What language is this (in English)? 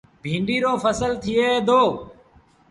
Sindhi Bhil